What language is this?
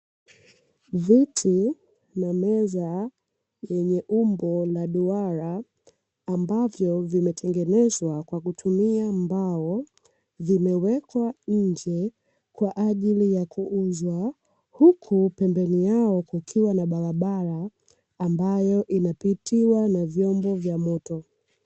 Swahili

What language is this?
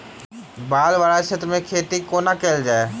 Maithili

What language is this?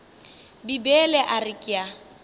Northern Sotho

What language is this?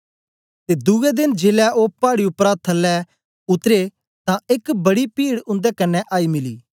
Dogri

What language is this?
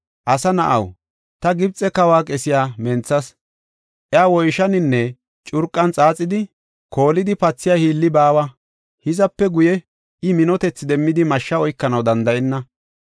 Gofa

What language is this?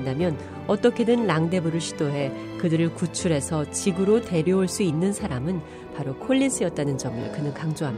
Korean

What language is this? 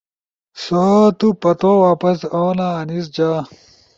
Ushojo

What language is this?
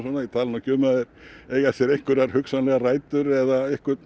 Icelandic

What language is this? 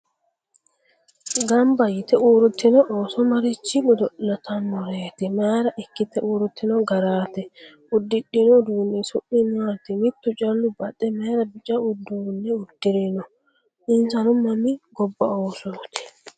Sidamo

